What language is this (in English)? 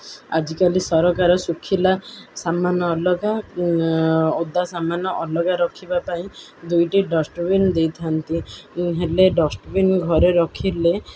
Odia